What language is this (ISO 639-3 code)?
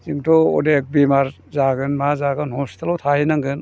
brx